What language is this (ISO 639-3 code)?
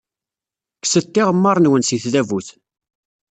kab